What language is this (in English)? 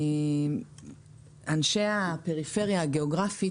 Hebrew